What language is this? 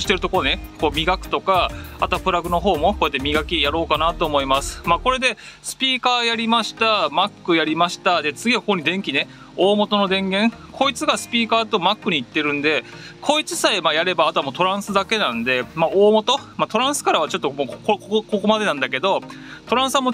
Japanese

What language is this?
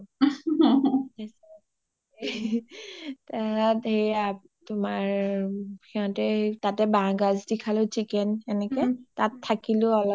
Assamese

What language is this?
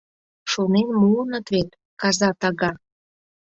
Mari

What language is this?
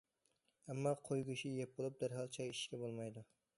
Uyghur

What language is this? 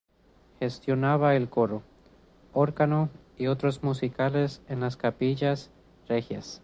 Spanish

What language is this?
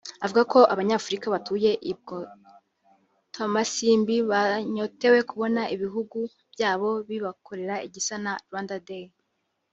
Kinyarwanda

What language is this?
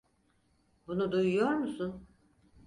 Turkish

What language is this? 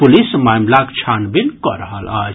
Maithili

